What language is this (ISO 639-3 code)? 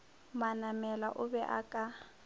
nso